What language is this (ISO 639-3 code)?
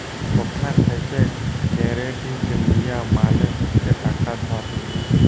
ben